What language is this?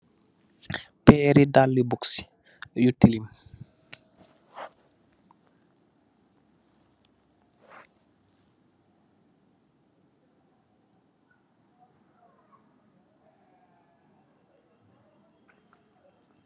Wolof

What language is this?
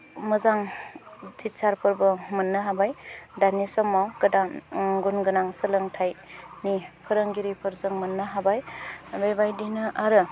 Bodo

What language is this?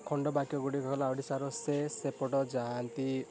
Odia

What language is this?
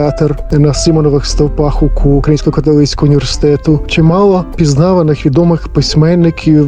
Ukrainian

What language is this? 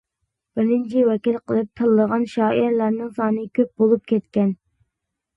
Uyghur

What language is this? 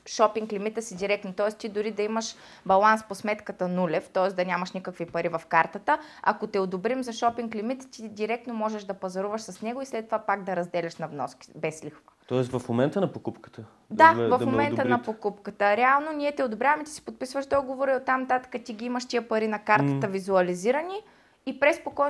Bulgarian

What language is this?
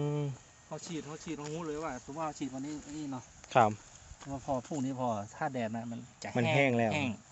Thai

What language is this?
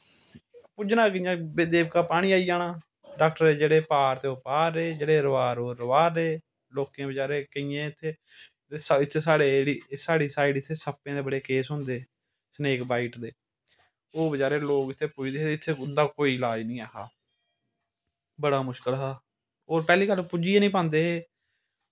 Dogri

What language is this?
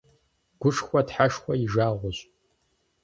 Kabardian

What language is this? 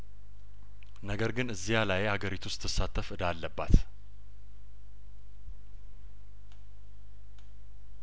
Amharic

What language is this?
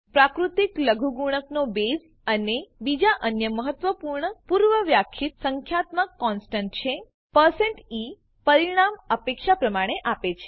Gujarati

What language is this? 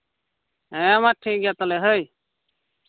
Santali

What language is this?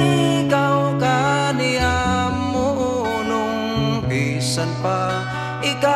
Filipino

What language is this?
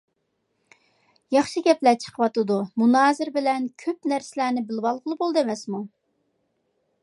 Uyghur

